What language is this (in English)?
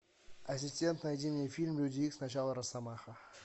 Russian